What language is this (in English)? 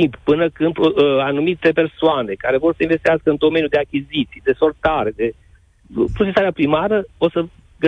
Romanian